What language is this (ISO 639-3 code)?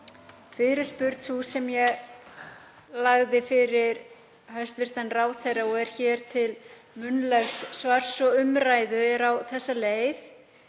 isl